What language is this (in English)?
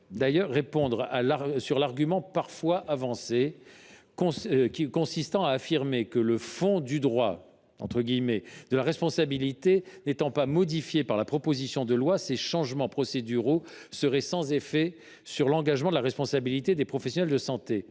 French